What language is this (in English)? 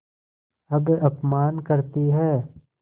Hindi